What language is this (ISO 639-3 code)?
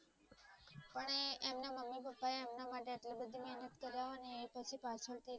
guj